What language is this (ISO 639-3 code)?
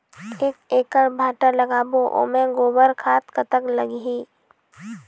hne